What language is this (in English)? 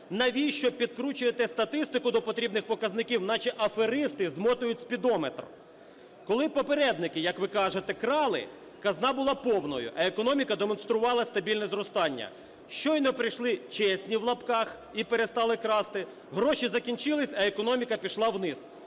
Ukrainian